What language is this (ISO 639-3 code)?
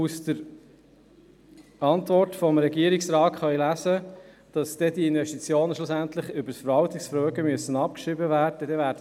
gsw